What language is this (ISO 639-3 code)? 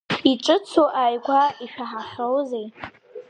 abk